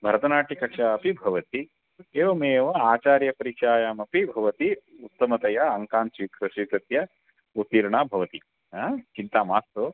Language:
Sanskrit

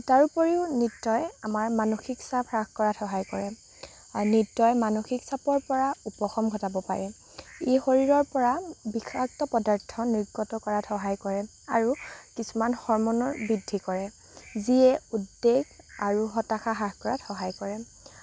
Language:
Assamese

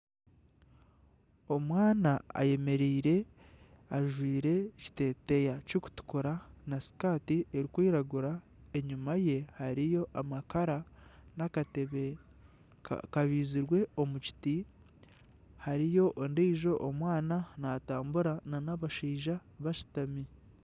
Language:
Nyankole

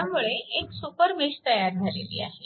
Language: Marathi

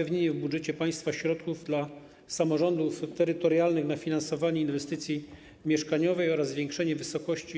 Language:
Polish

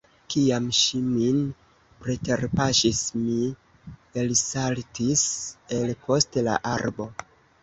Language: Esperanto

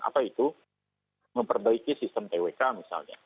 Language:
Indonesian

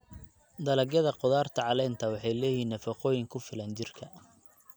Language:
Somali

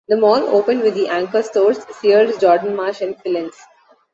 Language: English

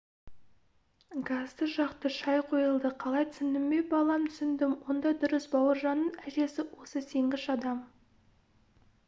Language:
Kazakh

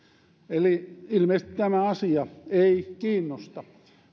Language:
Finnish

